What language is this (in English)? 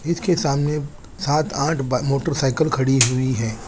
Hindi